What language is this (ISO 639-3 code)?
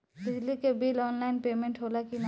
bho